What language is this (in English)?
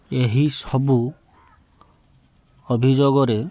Odia